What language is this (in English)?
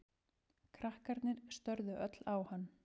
Icelandic